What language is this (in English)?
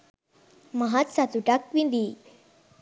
Sinhala